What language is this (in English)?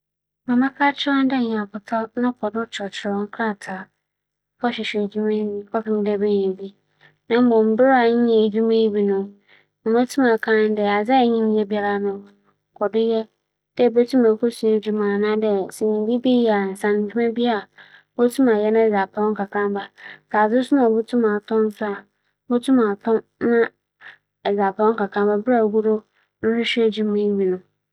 Akan